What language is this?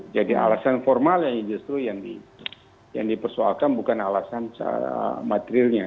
Indonesian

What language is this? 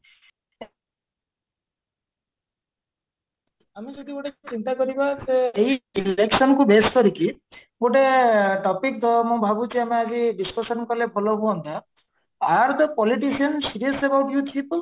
Odia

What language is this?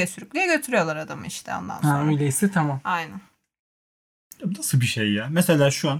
Turkish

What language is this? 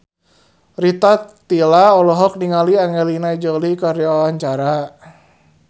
Sundanese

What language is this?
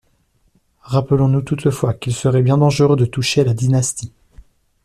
French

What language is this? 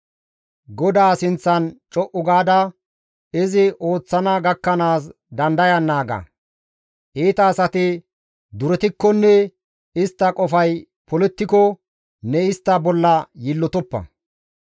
Gamo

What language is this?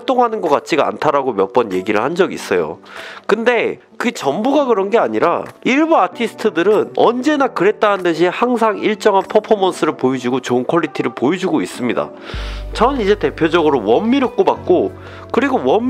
Korean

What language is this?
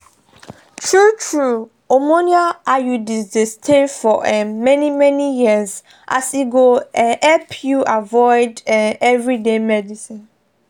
Nigerian Pidgin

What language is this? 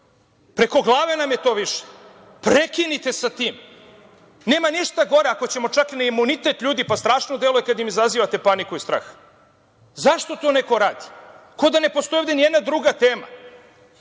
Serbian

